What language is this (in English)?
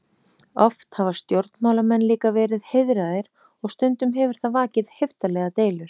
Icelandic